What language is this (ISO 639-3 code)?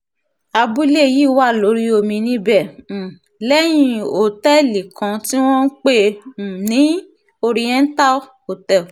yor